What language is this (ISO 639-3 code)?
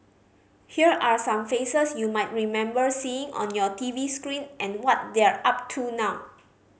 eng